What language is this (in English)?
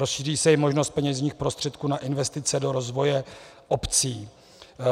Czech